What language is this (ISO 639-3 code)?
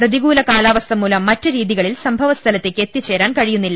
mal